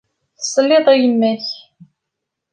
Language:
Kabyle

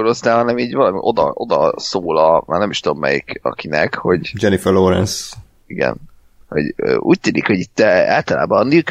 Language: Hungarian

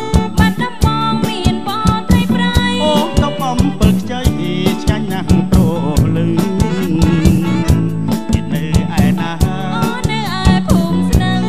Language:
Thai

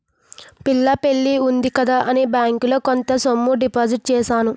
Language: Telugu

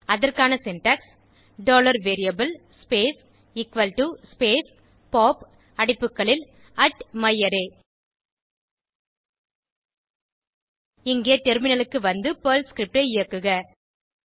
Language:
Tamil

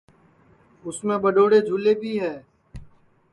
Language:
Sansi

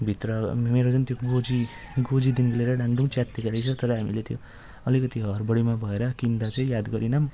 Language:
Nepali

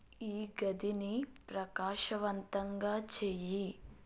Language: Telugu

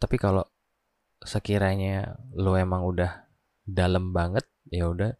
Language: Indonesian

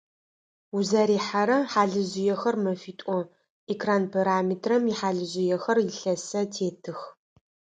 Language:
Adyghe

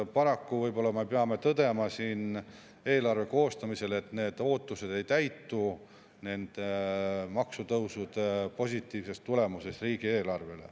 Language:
Estonian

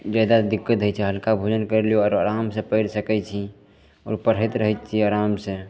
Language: Maithili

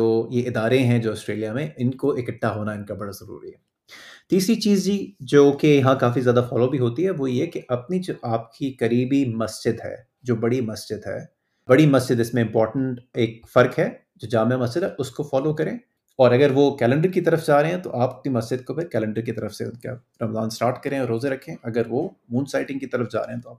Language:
Urdu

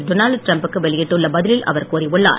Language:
Tamil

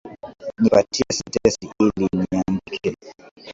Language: Swahili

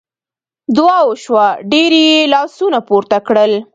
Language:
Pashto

